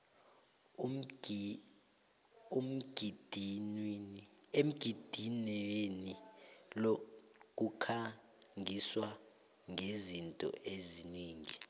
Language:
South Ndebele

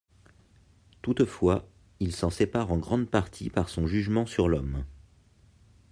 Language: French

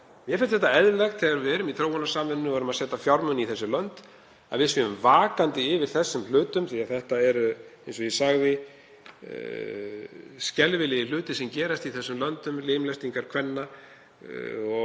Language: Icelandic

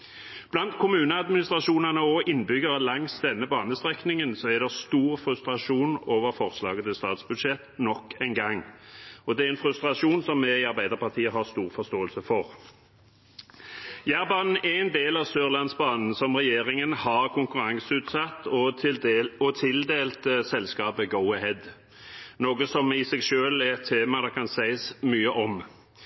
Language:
Norwegian Bokmål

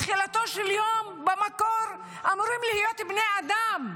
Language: Hebrew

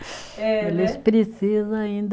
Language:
Portuguese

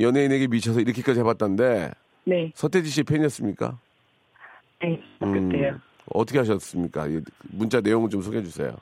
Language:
Korean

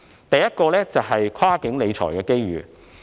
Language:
Cantonese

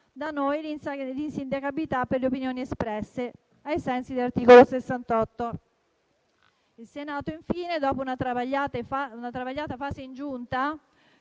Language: Italian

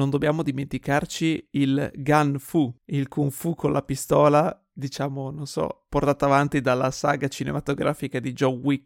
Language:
Italian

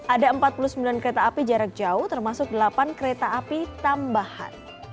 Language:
Indonesian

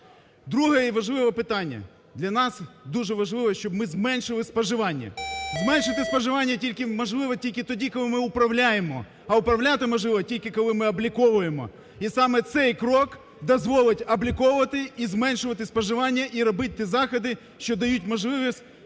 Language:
Ukrainian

